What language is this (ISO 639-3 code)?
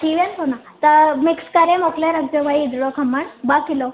snd